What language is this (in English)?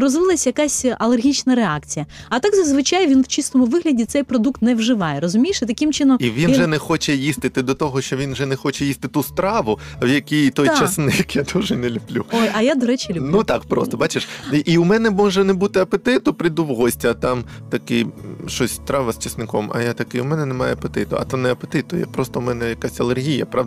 Ukrainian